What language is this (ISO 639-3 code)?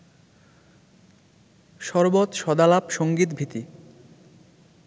ben